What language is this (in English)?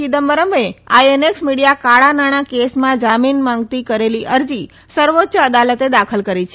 Gujarati